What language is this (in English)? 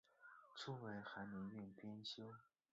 Chinese